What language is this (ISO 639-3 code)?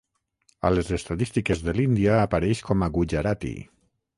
cat